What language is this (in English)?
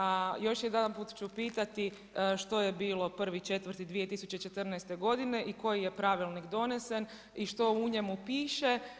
Croatian